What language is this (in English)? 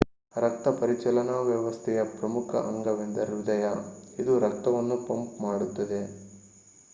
Kannada